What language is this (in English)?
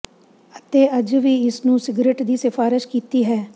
Punjabi